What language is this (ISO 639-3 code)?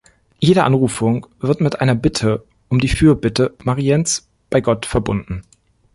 deu